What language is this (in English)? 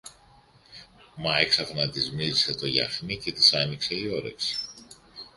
Greek